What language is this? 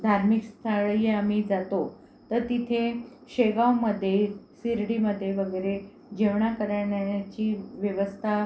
Marathi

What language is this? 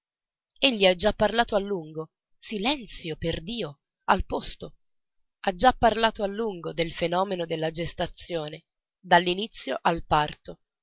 Italian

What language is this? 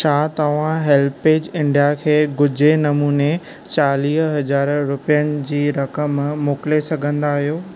Sindhi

